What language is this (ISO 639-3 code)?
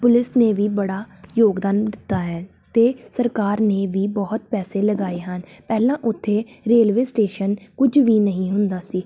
pan